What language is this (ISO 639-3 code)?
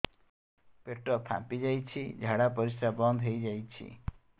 ori